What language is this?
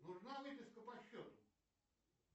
Russian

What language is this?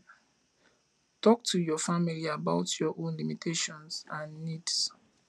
Nigerian Pidgin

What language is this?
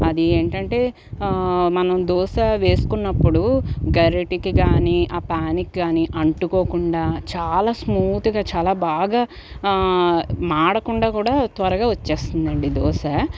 Telugu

